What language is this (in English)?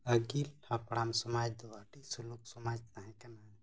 Santali